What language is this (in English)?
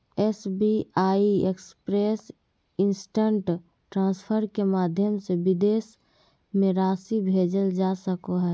Magahi